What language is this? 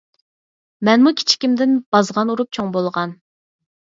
Uyghur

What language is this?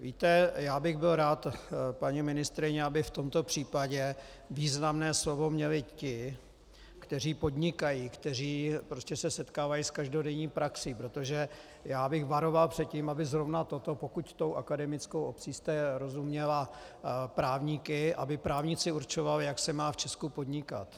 Czech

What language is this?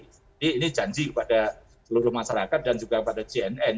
Indonesian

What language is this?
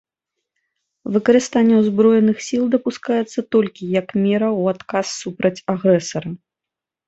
Belarusian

